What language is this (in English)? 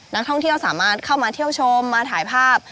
Thai